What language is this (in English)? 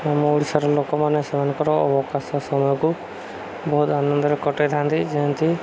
Odia